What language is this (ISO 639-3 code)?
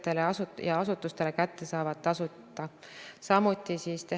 est